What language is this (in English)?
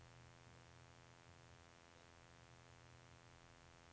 Norwegian